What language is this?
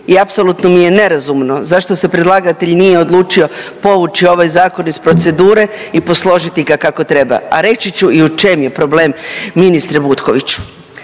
Croatian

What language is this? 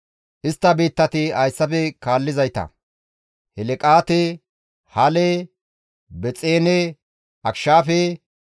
Gamo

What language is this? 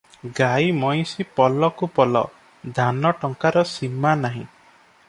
Odia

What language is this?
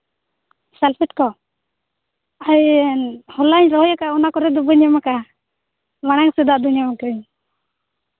Santali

